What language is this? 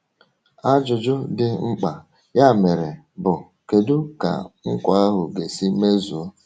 Igbo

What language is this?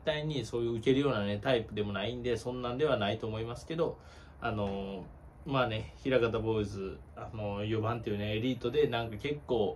Japanese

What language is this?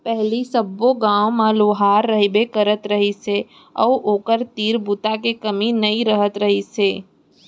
Chhattisgarhi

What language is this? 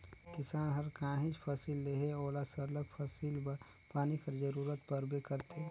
Chhattisgarhi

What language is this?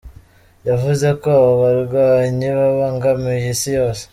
Kinyarwanda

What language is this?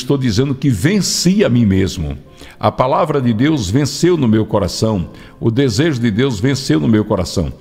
Portuguese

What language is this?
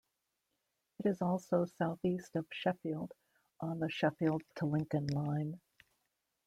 English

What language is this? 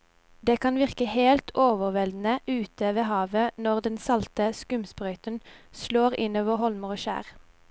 Norwegian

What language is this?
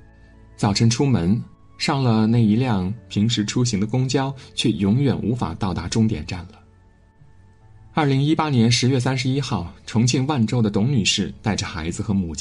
Chinese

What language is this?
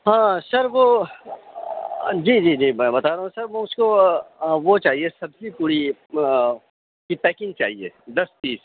Urdu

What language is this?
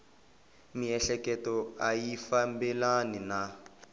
Tsonga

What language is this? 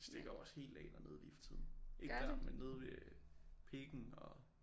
Danish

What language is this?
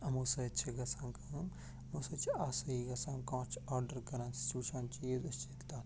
Kashmiri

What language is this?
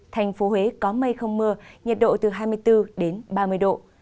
Vietnamese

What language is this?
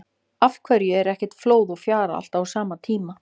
Icelandic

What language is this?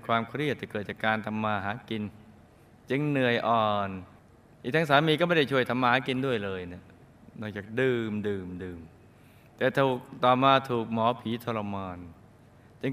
Thai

